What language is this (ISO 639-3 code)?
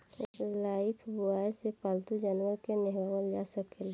bho